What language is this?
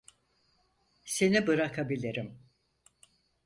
Turkish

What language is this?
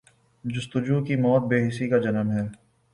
Urdu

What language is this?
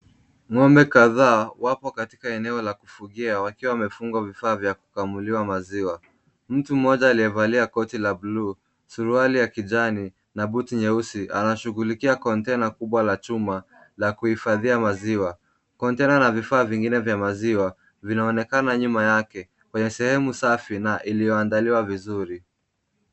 Swahili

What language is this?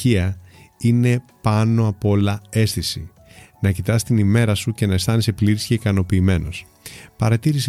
Greek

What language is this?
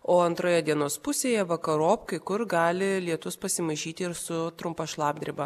Lithuanian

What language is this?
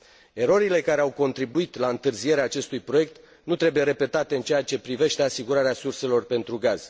Romanian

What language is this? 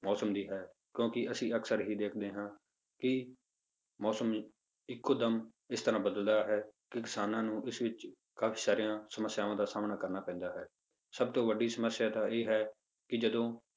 Punjabi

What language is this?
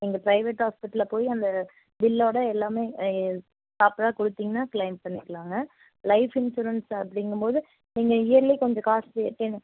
Tamil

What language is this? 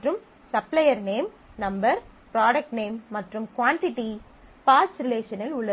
Tamil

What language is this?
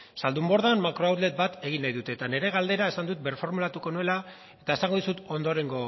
Basque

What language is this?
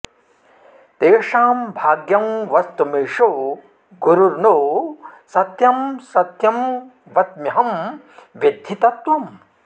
Sanskrit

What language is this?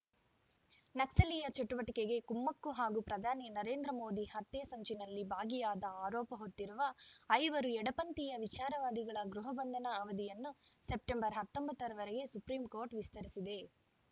Kannada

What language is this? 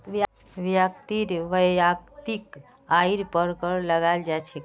Magahi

